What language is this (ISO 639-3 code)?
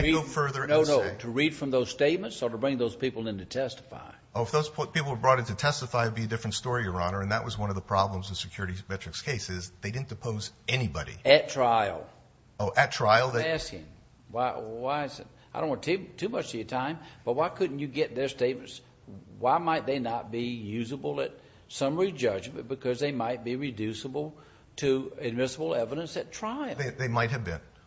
eng